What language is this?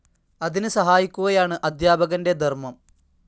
Malayalam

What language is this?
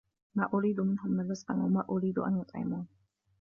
Arabic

